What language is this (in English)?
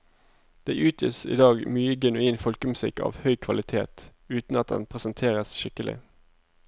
Norwegian